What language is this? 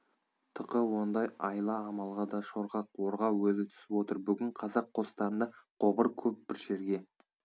Kazakh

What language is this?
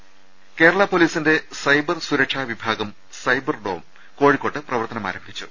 Malayalam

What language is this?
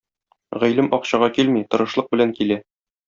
Tatar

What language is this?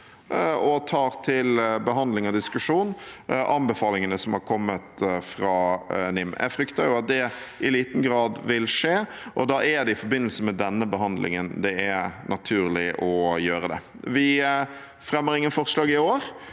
Norwegian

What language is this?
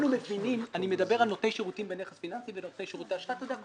Hebrew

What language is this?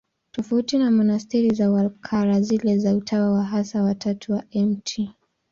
Swahili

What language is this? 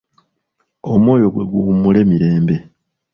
Ganda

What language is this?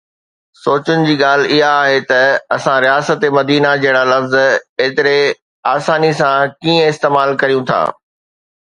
Sindhi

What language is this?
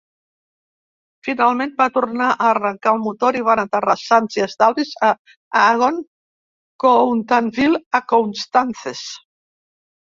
Catalan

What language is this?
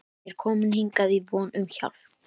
Icelandic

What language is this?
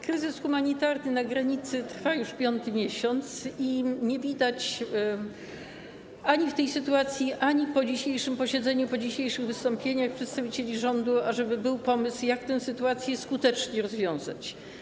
Polish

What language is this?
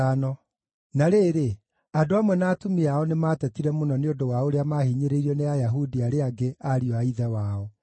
Kikuyu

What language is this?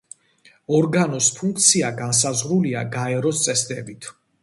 Georgian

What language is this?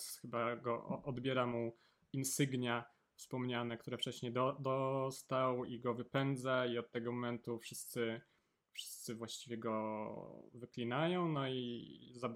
Polish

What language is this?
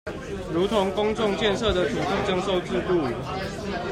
Chinese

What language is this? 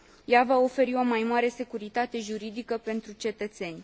Romanian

